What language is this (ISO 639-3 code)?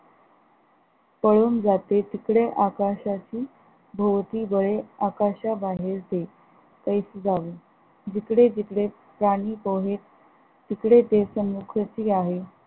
mar